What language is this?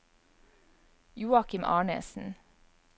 Norwegian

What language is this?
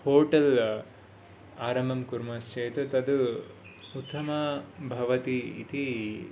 Sanskrit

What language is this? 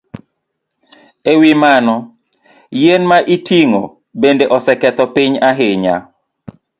Luo (Kenya and Tanzania)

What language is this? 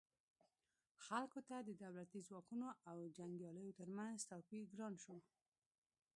Pashto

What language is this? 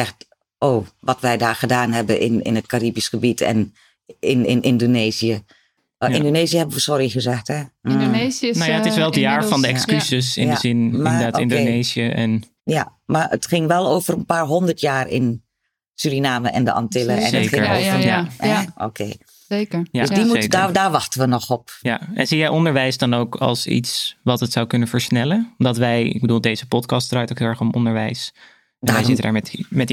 Dutch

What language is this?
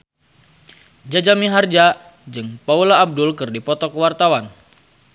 Sundanese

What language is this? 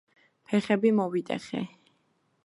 Georgian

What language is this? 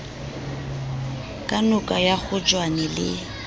Southern Sotho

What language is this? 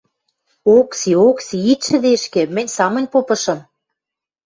Western Mari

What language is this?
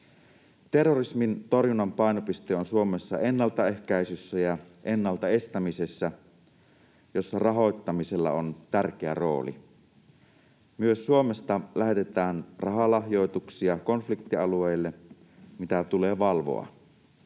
Finnish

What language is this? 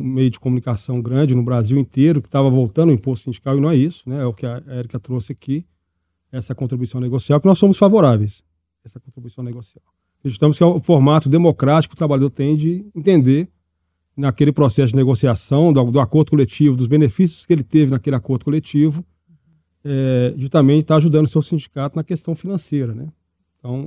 Portuguese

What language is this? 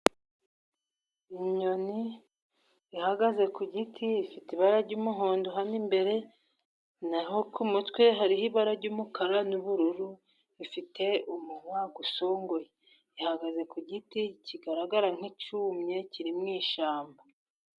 Kinyarwanda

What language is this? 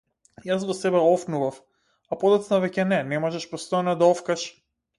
Macedonian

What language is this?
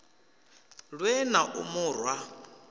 Venda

